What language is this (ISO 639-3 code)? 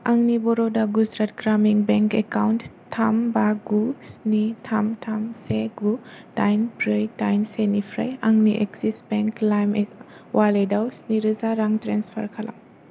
brx